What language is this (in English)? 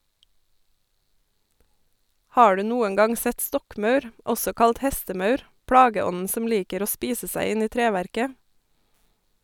Norwegian